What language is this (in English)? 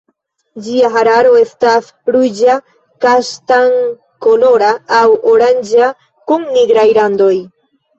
Esperanto